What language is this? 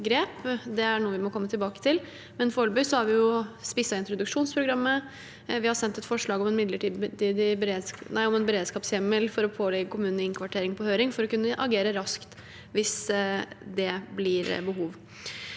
Norwegian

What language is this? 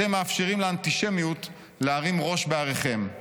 Hebrew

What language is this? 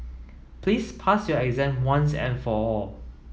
English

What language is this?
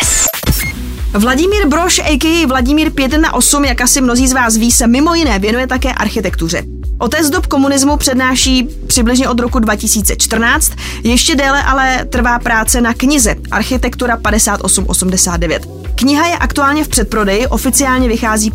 Czech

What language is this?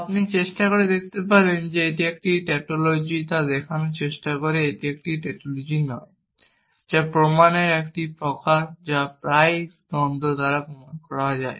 Bangla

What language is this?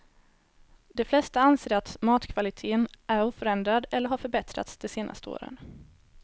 Swedish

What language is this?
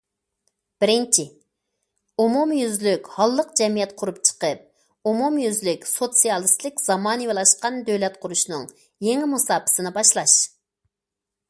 Uyghur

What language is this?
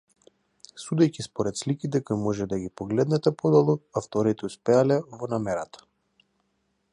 Macedonian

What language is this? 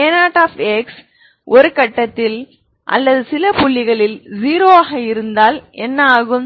Tamil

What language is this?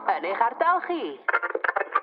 Welsh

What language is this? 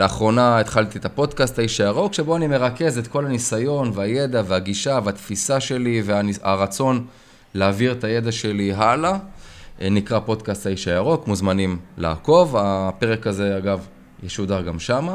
Hebrew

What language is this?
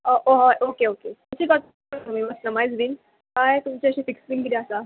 Konkani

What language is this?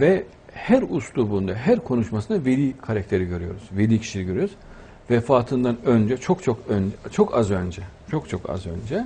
Turkish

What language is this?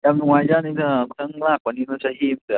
Manipuri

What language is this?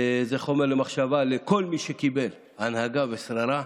Hebrew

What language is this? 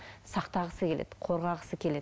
Kazakh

